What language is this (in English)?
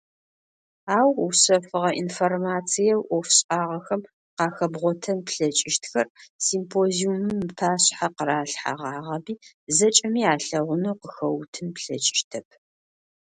Adyghe